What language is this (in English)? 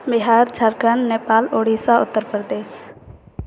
Maithili